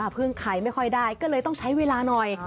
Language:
Thai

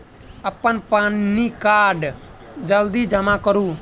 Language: Maithili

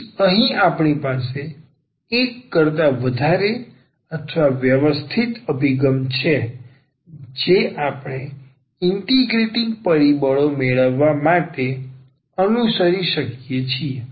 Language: Gujarati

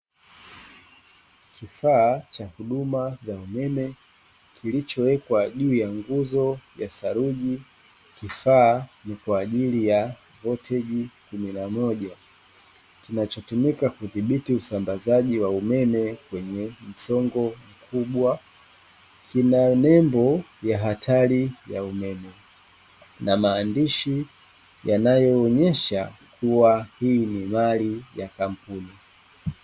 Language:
Swahili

